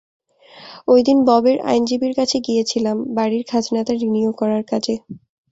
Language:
Bangla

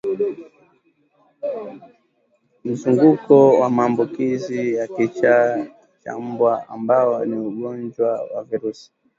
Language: Swahili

